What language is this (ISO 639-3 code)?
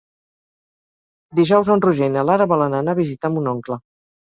cat